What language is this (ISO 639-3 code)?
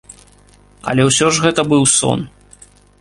bel